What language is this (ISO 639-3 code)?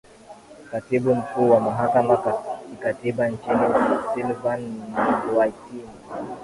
swa